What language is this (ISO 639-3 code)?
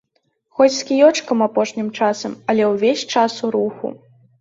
bel